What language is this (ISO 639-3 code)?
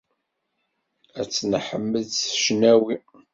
kab